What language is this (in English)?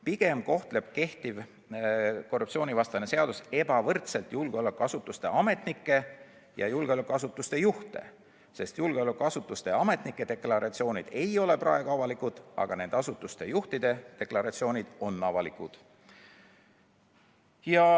Estonian